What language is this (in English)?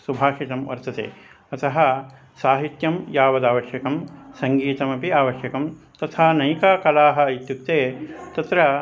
Sanskrit